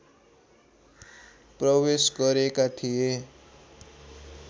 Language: Nepali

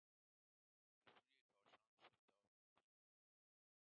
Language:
Persian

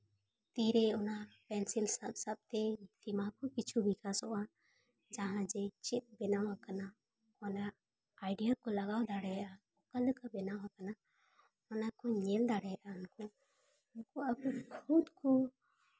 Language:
Santali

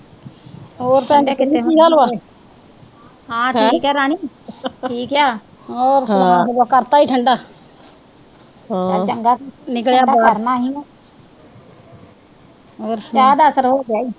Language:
Punjabi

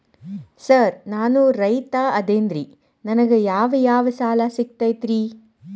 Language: Kannada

